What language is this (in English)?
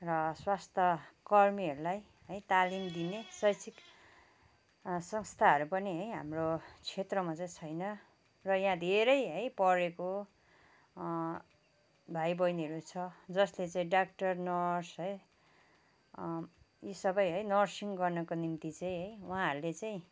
Nepali